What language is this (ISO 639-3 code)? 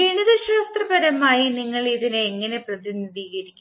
mal